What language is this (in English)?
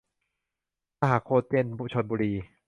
Thai